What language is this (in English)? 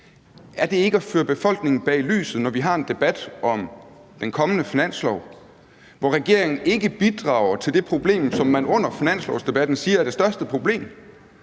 Danish